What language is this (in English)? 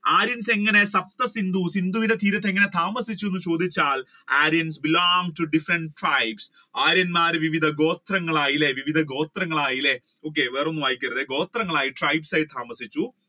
Malayalam